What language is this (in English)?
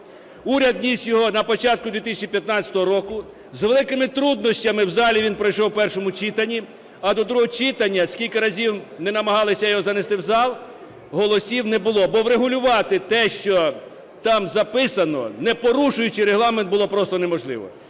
Ukrainian